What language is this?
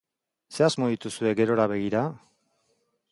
Basque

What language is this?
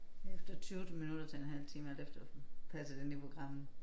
Danish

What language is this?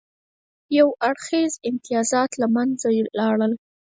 Pashto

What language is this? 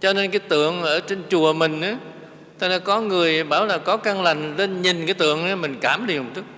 Vietnamese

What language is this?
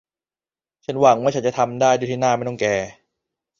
Thai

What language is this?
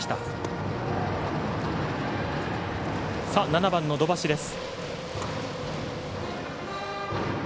Japanese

